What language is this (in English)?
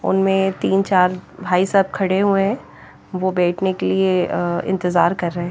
Hindi